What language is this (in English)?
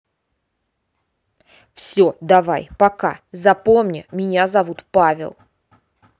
Russian